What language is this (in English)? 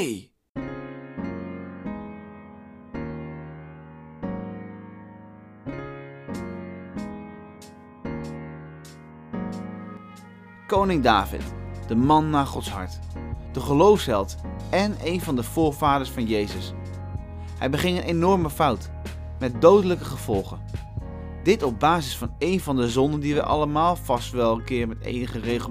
Dutch